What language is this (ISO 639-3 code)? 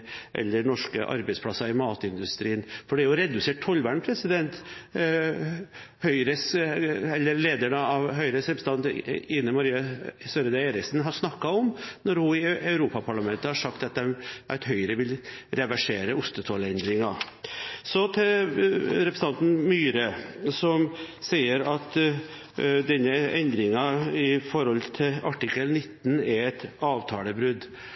nob